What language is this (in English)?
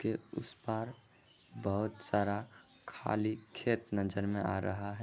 Magahi